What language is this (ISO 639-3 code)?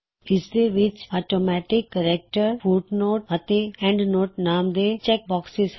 pan